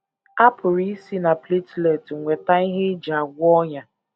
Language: Igbo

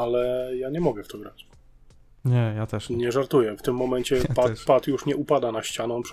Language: Polish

